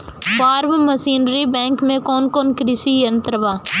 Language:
Bhojpuri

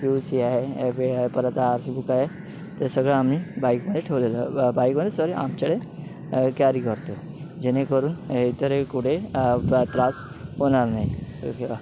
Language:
Marathi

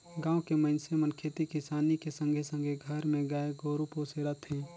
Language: Chhattisgarhi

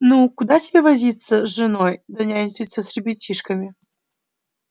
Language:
Russian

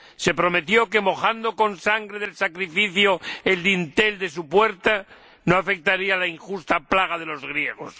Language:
Spanish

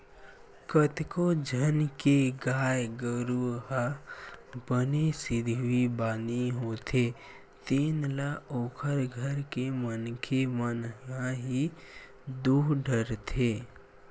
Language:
Chhattisgarhi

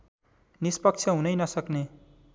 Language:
Nepali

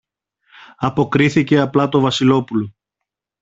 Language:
Greek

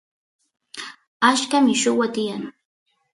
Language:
Santiago del Estero Quichua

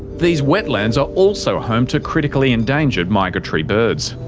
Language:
English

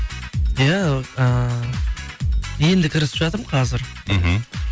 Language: Kazakh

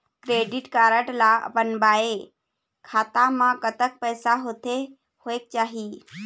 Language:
Chhattisgarhi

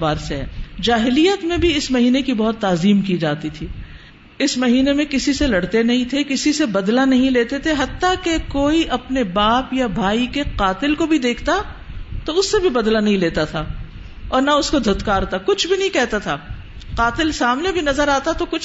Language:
Urdu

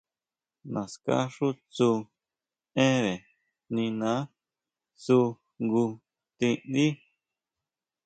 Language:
Huautla Mazatec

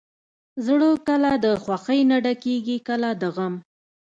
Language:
Pashto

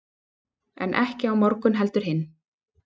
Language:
Icelandic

